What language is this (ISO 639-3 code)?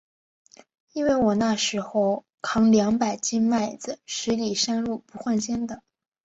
zho